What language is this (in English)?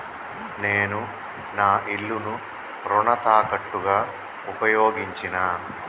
Telugu